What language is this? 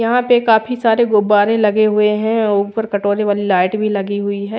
Hindi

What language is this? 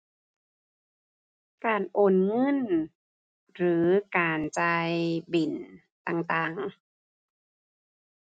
Thai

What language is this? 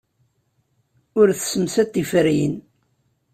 Kabyle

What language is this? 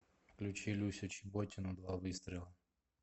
Russian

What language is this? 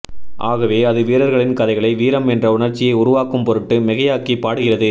Tamil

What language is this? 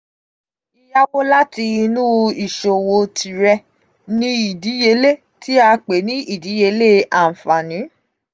Yoruba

